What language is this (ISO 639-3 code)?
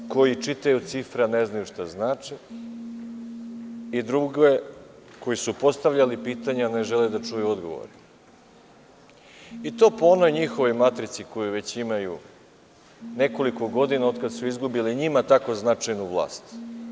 srp